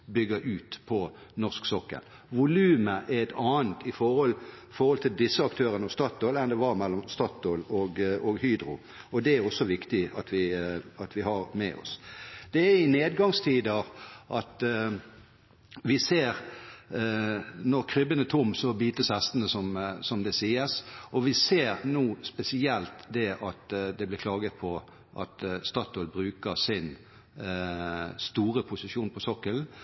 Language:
Norwegian Bokmål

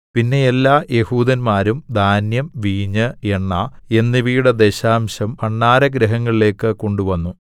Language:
Malayalam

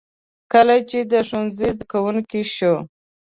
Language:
Pashto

